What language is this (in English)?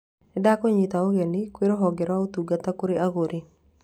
Kikuyu